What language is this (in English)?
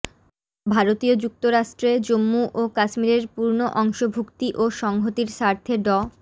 Bangla